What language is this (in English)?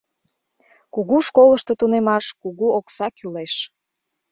Mari